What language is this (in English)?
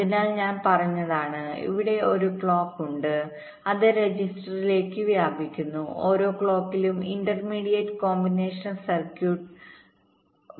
Malayalam